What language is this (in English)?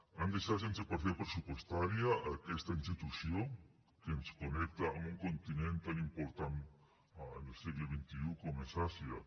Catalan